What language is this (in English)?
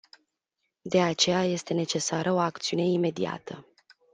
Romanian